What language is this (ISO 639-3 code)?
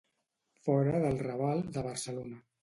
cat